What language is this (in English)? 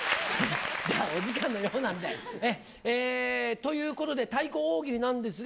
Japanese